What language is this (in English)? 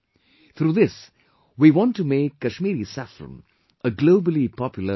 English